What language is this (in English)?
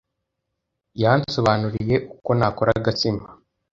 Kinyarwanda